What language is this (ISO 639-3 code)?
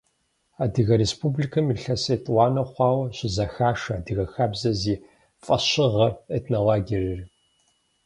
kbd